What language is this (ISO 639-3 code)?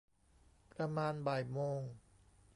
tha